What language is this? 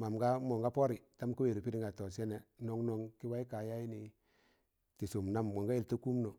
Tangale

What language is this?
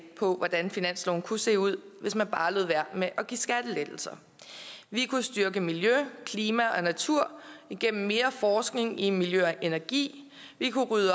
Danish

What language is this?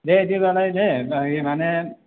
Bodo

